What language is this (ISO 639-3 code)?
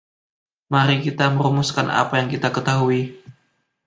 ind